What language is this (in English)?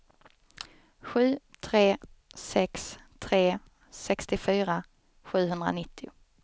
Swedish